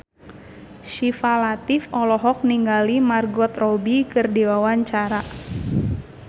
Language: Sundanese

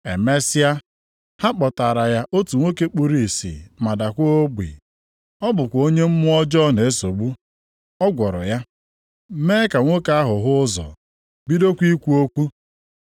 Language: Igbo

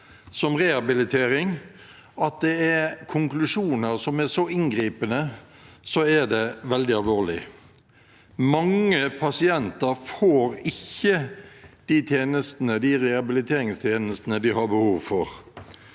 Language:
Norwegian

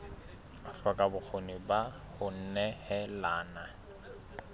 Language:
Southern Sotho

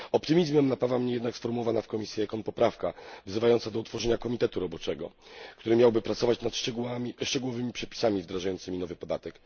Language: Polish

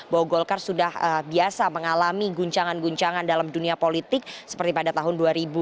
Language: Indonesian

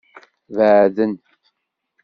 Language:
Kabyle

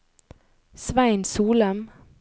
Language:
Norwegian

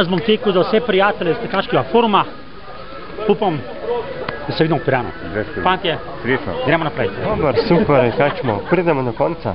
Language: Italian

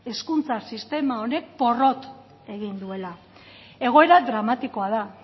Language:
Basque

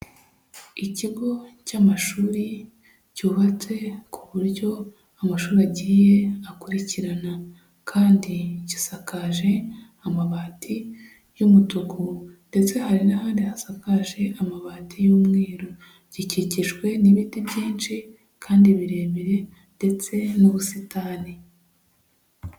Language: Kinyarwanda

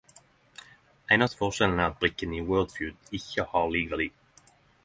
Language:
Norwegian Nynorsk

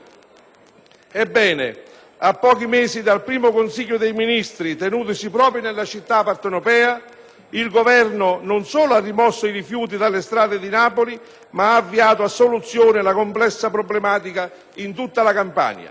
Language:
Italian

